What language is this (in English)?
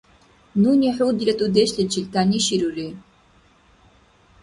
Dargwa